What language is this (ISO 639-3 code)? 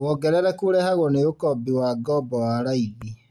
kik